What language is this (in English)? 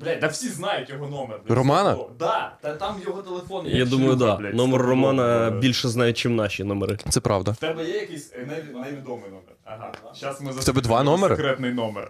Ukrainian